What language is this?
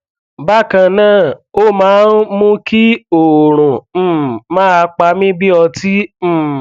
Yoruba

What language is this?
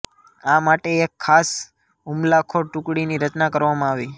Gujarati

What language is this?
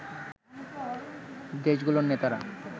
Bangla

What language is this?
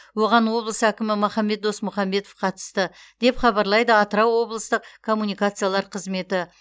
Kazakh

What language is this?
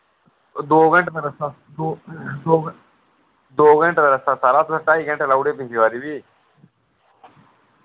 Dogri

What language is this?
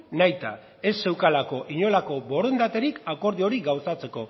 Basque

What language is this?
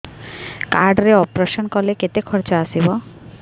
Odia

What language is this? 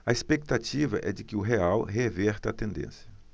Portuguese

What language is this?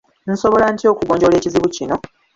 Ganda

